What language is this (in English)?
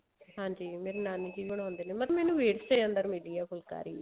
Punjabi